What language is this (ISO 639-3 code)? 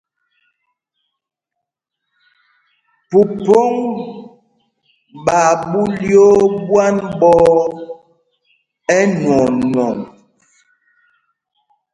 mgg